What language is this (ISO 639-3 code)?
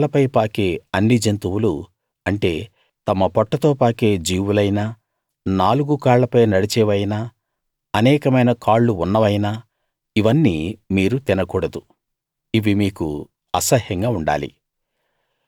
tel